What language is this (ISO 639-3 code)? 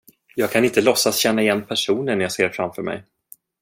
swe